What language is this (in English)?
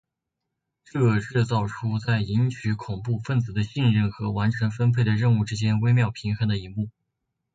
Chinese